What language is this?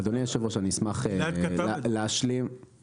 Hebrew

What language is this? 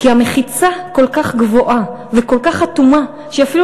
Hebrew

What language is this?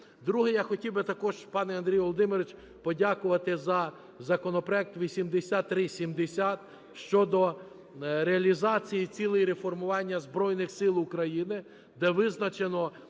Ukrainian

